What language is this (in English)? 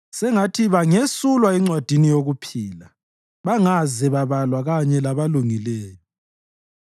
North Ndebele